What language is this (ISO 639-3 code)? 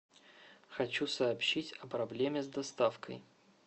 rus